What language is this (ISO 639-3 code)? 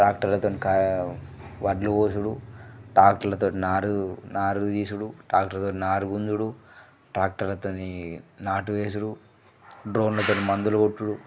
tel